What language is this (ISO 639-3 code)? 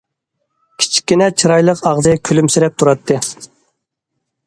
uig